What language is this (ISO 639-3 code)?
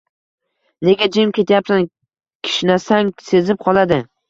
uzb